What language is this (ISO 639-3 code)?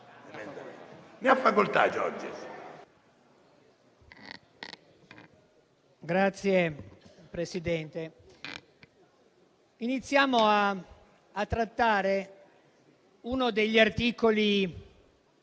ita